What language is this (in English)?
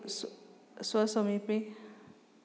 Sanskrit